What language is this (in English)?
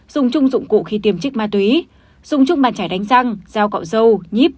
Vietnamese